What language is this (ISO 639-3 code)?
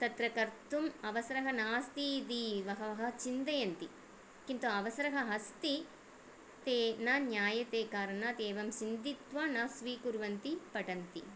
san